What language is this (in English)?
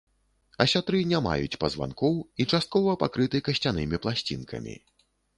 Belarusian